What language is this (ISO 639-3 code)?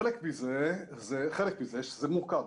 heb